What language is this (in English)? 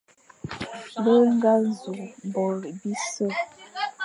Fang